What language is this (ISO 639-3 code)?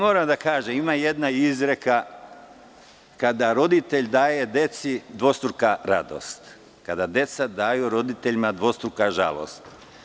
srp